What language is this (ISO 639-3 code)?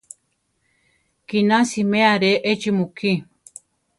tar